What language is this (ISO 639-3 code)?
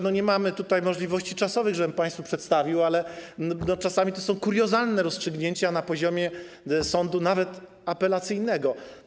pol